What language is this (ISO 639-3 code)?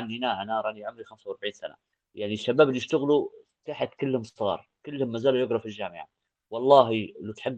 ara